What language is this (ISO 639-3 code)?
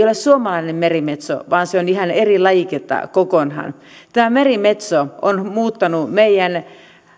fin